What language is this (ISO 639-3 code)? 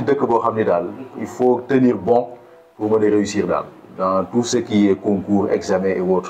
fra